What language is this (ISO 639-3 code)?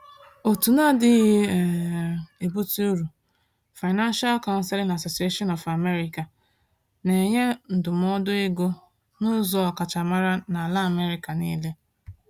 ibo